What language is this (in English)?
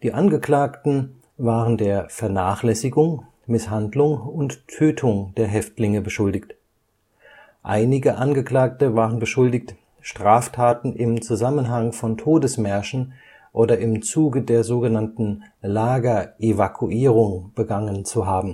German